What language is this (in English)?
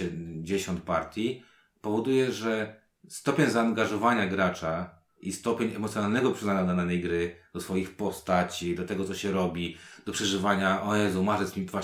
Polish